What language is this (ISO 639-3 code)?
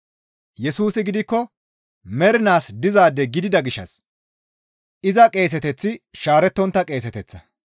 gmv